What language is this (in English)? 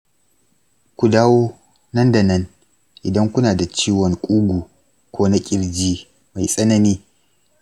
Hausa